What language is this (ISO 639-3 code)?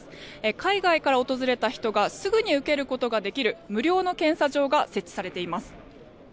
jpn